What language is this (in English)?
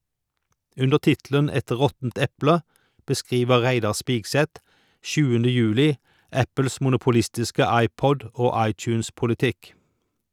Norwegian